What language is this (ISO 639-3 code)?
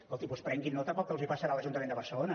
cat